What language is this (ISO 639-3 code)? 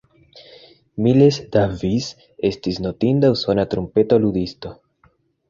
epo